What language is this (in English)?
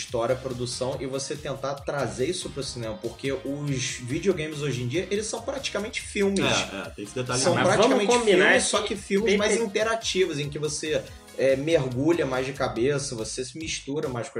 Portuguese